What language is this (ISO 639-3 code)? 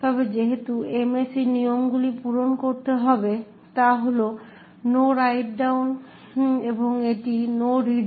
ben